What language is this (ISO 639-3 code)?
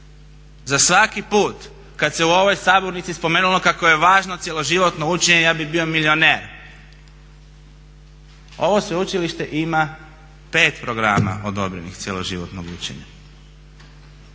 hrv